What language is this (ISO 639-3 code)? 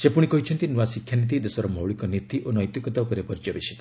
ori